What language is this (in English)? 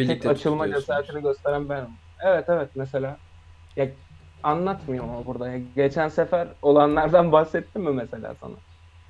Turkish